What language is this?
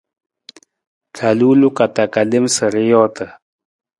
Nawdm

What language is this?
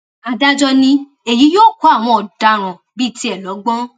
Yoruba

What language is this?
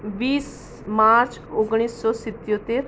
Gujarati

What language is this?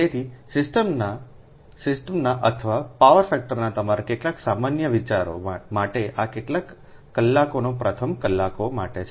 Gujarati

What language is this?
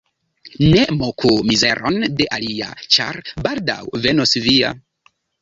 Esperanto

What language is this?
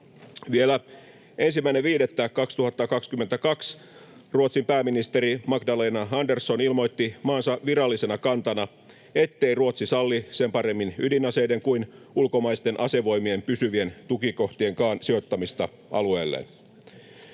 Finnish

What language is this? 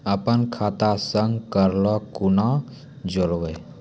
Maithili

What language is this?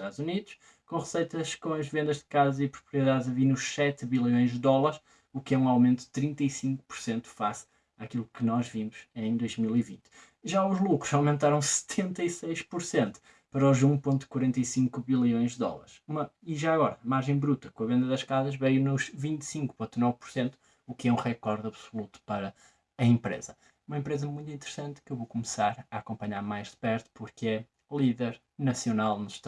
Portuguese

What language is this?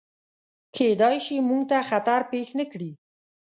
Pashto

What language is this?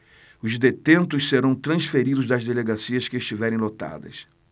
Portuguese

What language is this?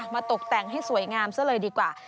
Thai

